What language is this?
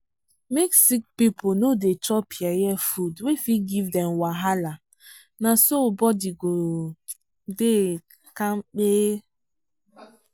Nigerian Pidgin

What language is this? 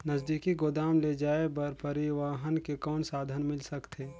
Chhattisgarhi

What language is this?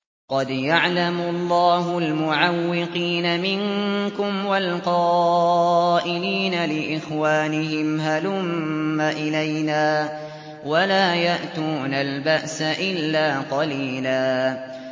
Arabic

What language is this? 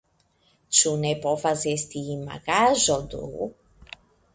Esperanto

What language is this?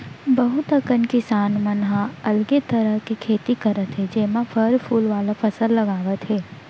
Chhattisgarhi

